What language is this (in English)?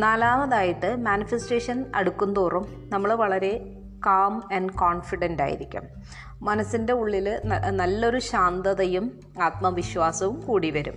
Malayalam